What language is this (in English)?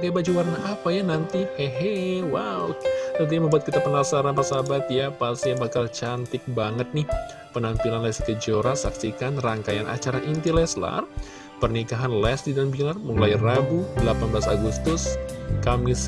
Indonesian